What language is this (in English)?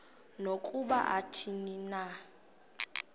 Xhosa